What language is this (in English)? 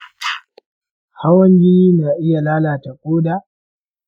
Hausa